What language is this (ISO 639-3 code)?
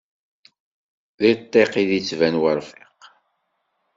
kab